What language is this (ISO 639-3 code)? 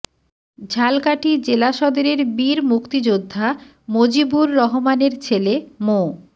ben